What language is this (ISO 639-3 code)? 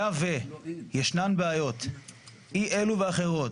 heb